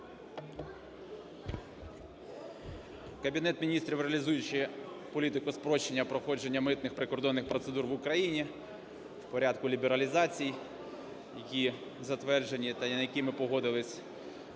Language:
Ukrainian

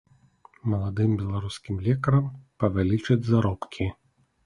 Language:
Belarusian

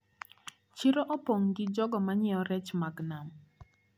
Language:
Luo (Kenya and Tanzania)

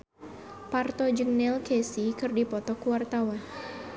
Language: Sundanese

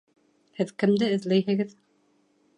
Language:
Bashkir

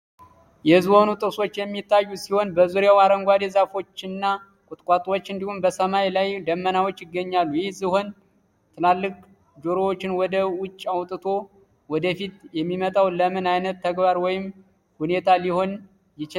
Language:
Amharic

